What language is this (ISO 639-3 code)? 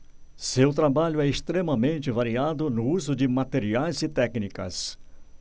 por